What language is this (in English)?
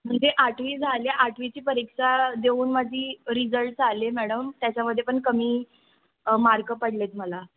Marathi